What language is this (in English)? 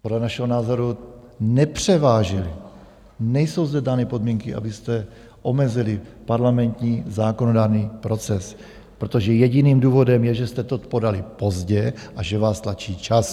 Czech